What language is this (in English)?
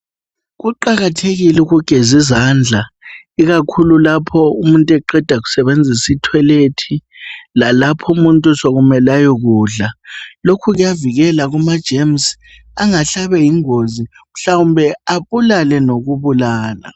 North Ndebele